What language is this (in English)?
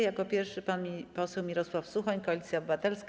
Polish